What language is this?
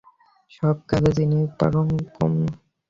Bangla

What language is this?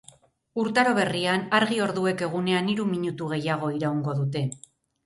Basque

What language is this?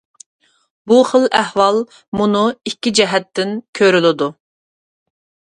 Uyghur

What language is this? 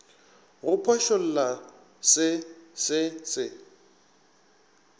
Northern Sotho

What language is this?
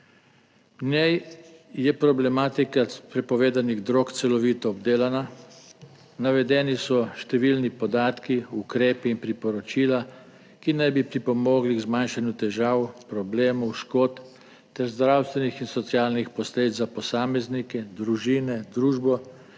Slovenian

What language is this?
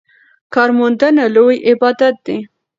Pashto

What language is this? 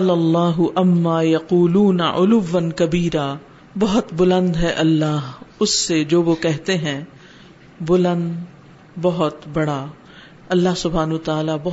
Urdu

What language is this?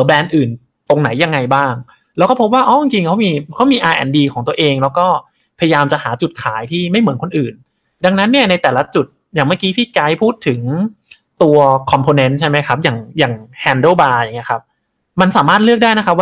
Thai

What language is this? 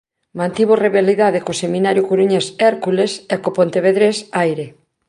Galician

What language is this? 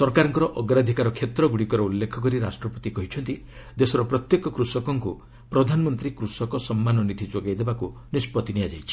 Odia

